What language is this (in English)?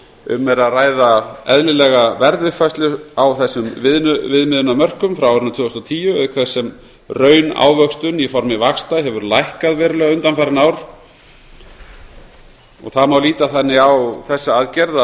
Icelandic